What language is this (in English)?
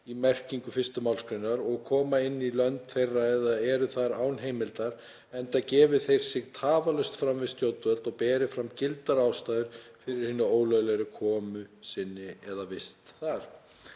Icelandic